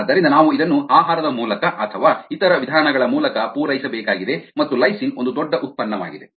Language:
Kannada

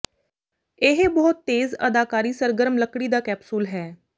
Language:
Punjabi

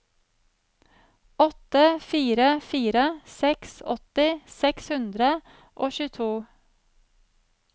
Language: Norwegian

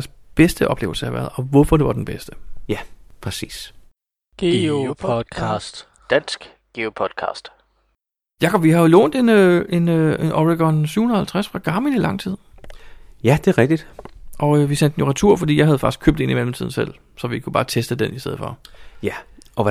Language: Danish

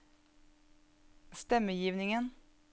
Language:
Norwegian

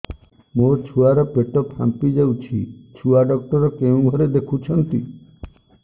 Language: Odia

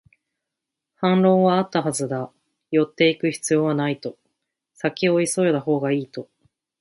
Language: Japanese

